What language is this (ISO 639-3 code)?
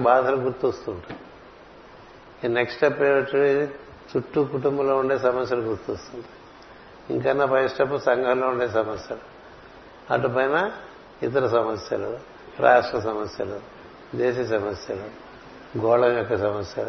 tel